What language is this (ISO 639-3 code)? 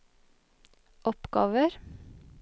nor